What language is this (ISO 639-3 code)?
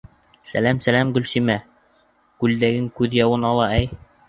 bak